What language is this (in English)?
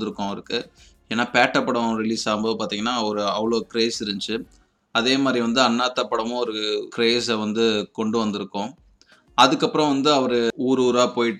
Tamil